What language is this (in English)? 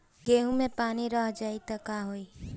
Bhojpuri